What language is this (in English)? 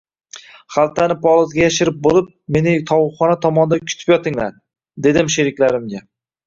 Uzbek